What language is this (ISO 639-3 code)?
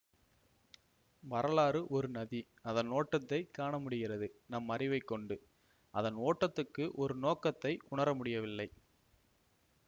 tam